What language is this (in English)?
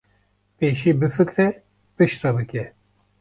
Kurdish